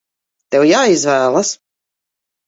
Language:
Latvian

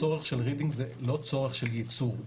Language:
Hebrew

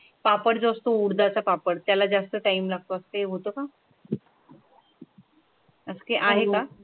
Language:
Marathi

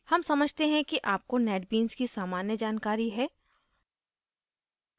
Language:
Hindi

